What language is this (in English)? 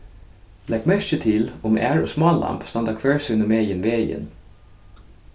Faroese